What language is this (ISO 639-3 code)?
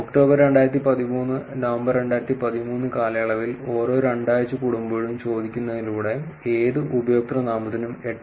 mal